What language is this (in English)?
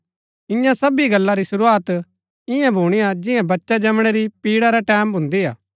Gaddi